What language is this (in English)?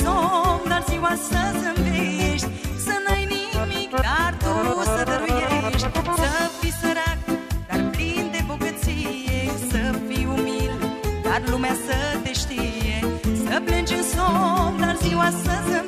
Romanian